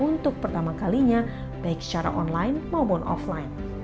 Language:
Indonesian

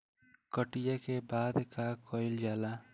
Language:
Bhojpuri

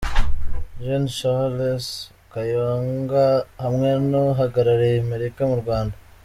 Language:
Kinyarwanda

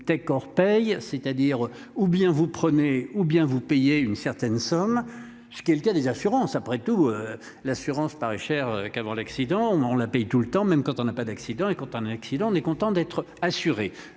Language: French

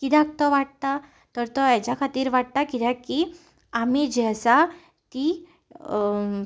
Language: Konkani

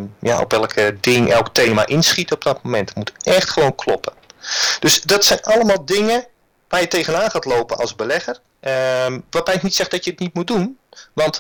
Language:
Dutch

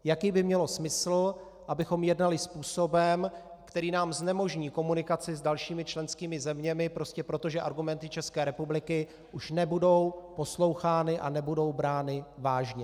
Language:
Czech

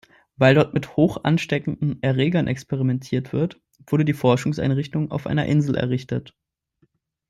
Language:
German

